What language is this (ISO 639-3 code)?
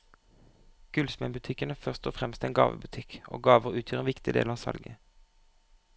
nor